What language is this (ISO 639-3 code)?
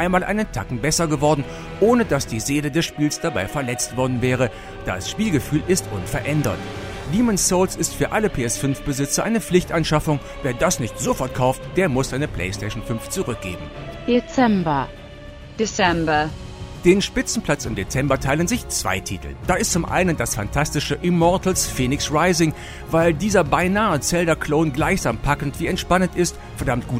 deu